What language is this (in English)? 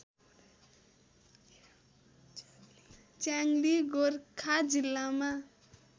Nepali